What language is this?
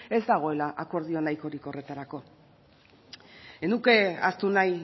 Basque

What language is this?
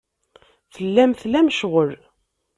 Kabyle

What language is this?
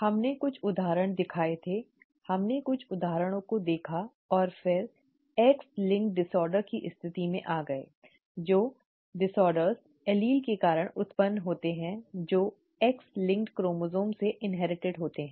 Hindi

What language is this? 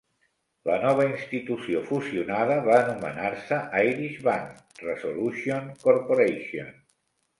Catalan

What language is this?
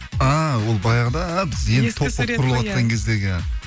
Kazakh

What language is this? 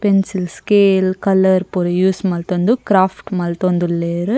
Tulu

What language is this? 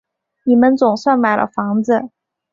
Chinese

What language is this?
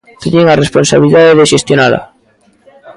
Galician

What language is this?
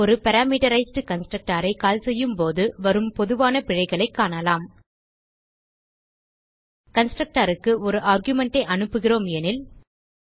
Tamil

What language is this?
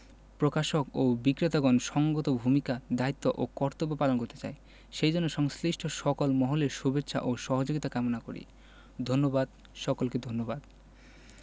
Bangla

